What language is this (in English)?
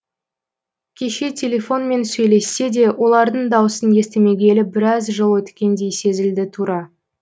Kazakh